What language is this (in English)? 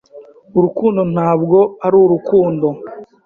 Kinyarwanda